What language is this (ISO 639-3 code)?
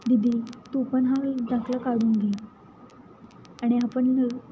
mar